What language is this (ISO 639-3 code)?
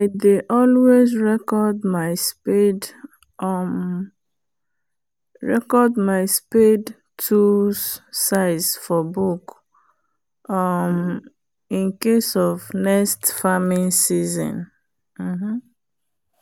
pcm